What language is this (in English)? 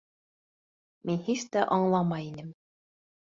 Bashkir